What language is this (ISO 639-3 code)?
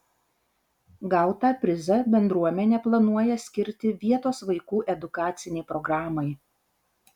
lit